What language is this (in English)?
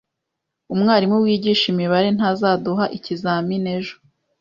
Kinyarwanda